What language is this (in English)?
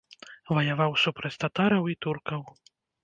Belarusian